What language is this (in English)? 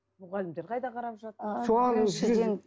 Kazakh